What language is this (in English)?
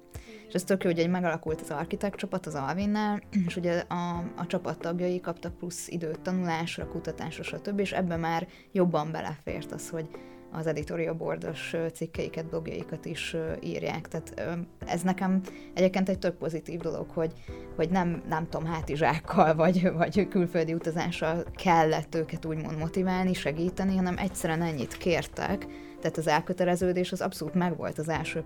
Hungarian